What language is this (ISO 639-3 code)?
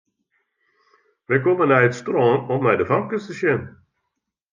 fry